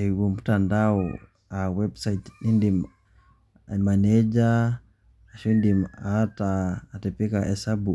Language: Masai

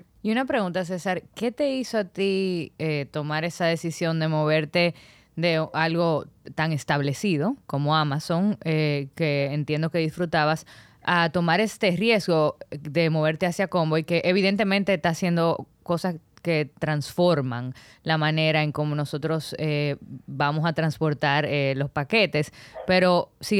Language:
Spanish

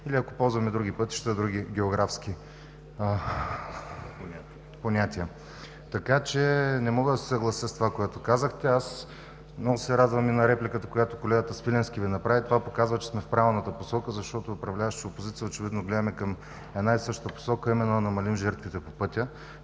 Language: Bulgarian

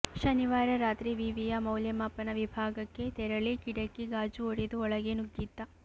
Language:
Kannada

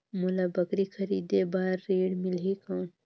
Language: Chhattisgarhi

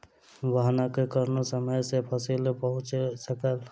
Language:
Maithili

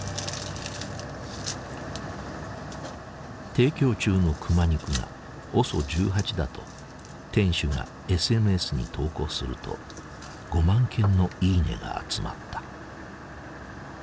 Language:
Japanese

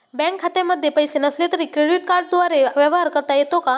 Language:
Marathi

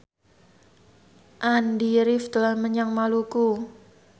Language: Javanese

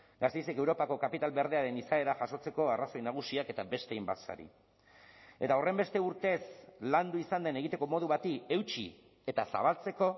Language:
Basque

